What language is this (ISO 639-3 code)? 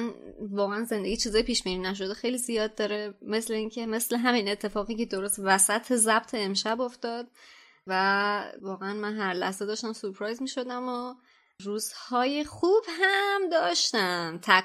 fas